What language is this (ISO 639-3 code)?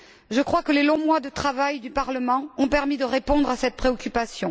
fra